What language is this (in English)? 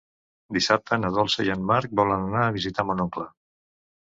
Catalan